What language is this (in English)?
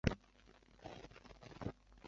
Chinese